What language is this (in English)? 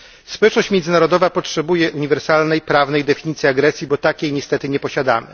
Polish